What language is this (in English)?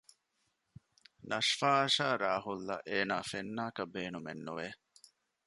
Divehi